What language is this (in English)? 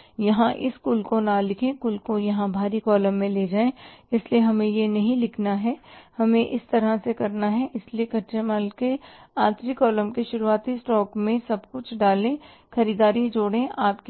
Hindi